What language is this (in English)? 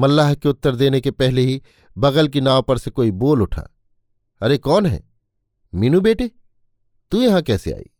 Hindi